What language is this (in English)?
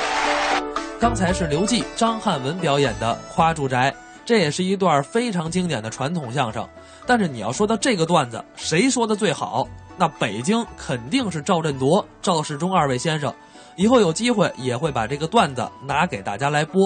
Chinese